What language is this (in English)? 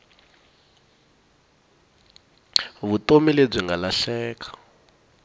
Tsonga